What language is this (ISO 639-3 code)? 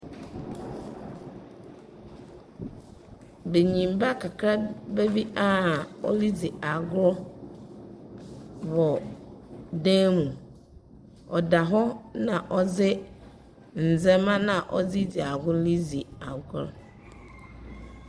aka